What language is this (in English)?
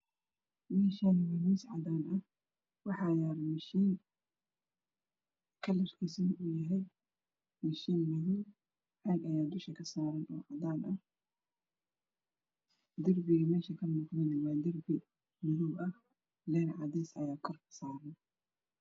Somali